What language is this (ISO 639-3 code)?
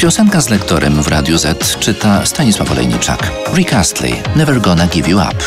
pol